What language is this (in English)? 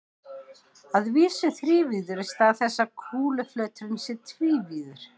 Icelandic